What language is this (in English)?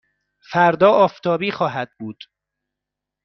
Persian